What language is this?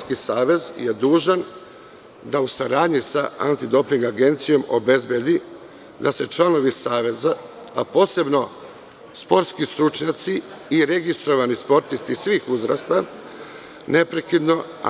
Serbian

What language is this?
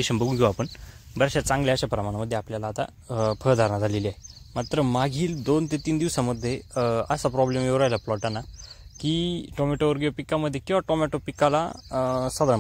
Marathi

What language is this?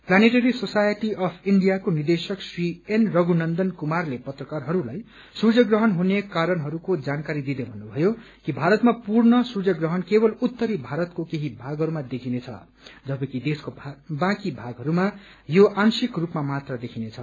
Nepali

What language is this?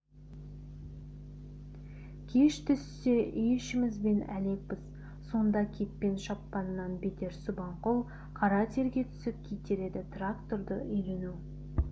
Kazakh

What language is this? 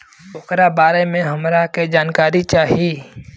Bhojpuri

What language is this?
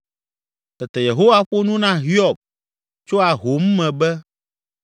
Ewe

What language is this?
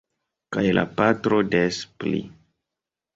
Esperanto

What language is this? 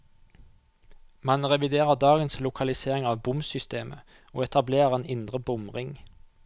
Norwegian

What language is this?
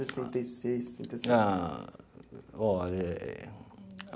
Portuguese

